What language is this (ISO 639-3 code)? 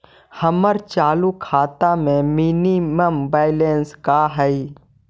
mag